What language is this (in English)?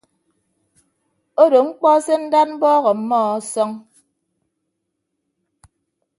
Ibibio